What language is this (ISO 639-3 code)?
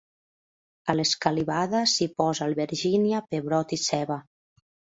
cat